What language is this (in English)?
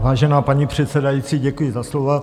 Czech